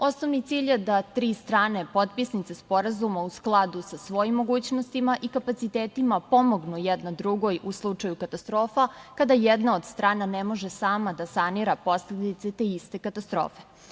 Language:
Serbian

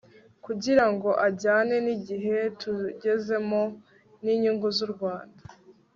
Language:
Kinyarwanda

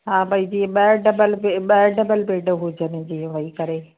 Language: Sindhi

